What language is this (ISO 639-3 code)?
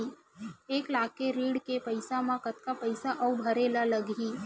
hne